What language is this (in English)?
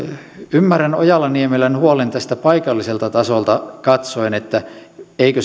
Finnish